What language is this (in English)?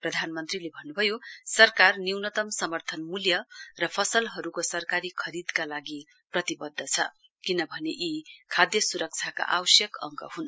Nepali